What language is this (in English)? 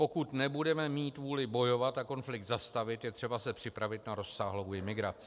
Czech